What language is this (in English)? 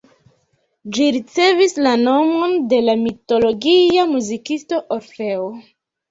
Esperanto